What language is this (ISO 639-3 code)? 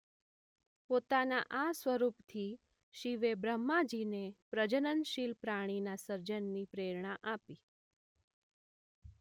guj